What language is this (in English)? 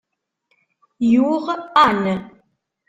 Kabyle